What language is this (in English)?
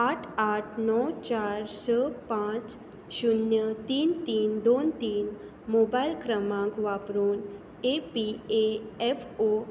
Konkani